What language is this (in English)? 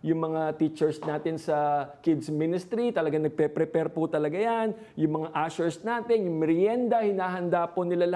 Filipino